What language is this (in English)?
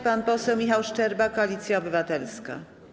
Polish